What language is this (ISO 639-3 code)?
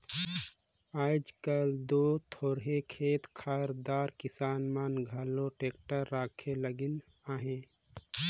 hne